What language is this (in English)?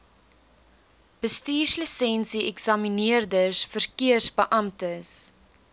Afrikaans